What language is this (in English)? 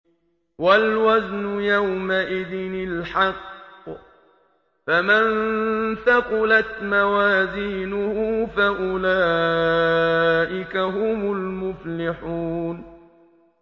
Arabic